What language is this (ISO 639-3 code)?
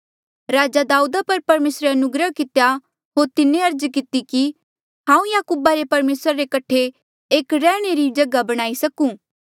mjl